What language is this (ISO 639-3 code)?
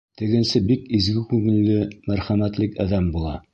bak